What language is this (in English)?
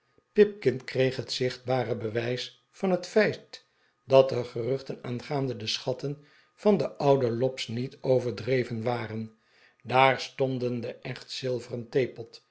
Dutch